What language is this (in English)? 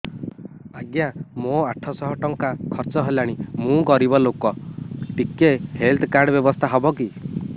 Odia